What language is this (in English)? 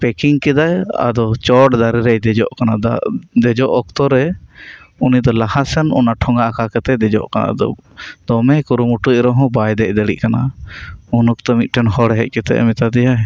Santali